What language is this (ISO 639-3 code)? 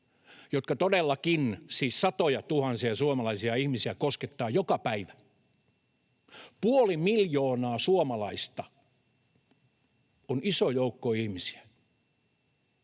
fin